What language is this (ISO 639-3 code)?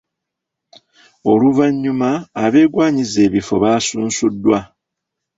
lug